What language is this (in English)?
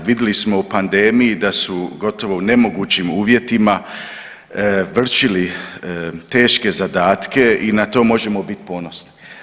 Croatian